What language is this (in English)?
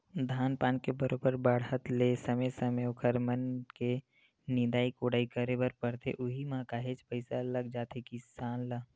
Chhattisgarhi